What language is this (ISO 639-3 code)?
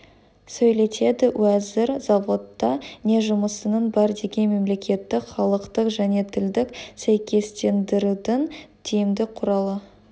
kaz